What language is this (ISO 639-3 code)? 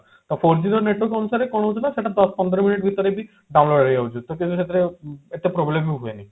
ori